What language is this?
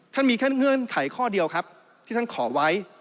Thai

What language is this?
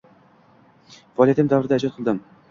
Uzbek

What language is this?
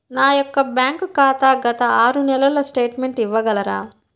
Telugu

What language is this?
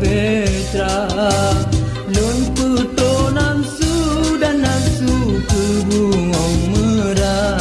Indonesian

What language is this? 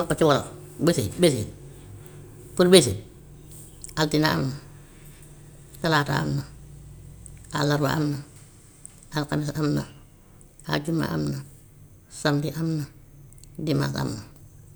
Gambian Wolof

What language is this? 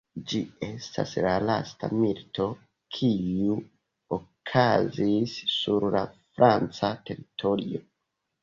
Esperanto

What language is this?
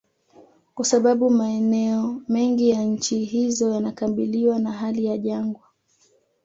Swahili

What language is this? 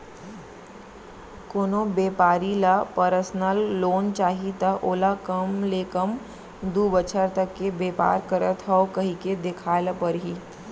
Chhattisgarhi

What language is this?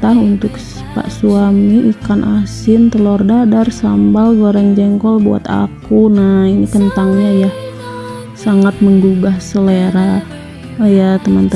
Indonesian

